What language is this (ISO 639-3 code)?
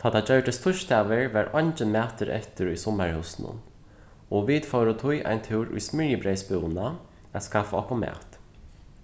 fao